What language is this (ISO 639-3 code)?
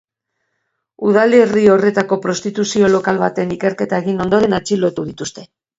eus